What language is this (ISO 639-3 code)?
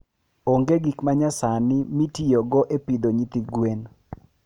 luo